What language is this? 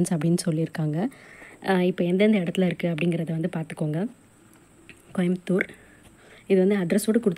Korean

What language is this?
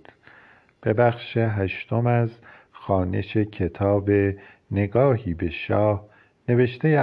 Persian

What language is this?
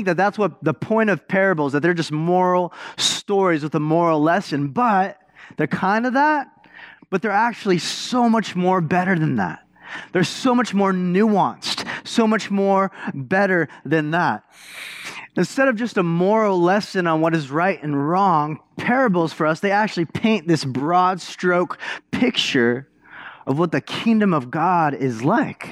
English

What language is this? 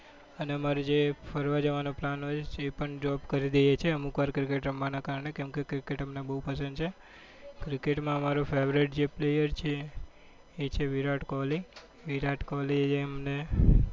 Gujarati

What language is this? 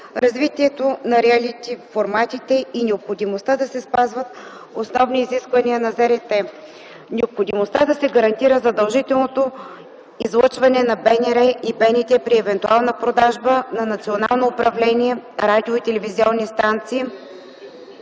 Bulgarian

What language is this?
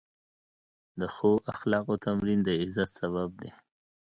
Pashto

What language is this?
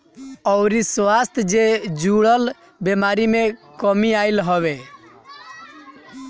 Bhojpuri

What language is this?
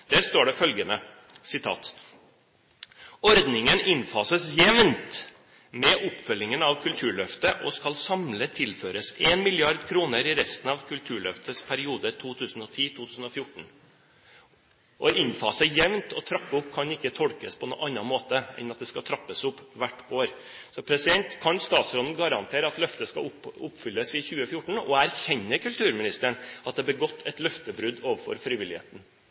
Norwegian Bokmål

